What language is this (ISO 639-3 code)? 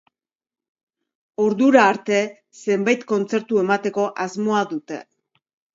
eus